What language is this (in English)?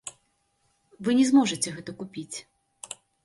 Belarusian